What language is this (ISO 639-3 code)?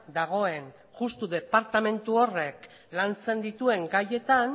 eus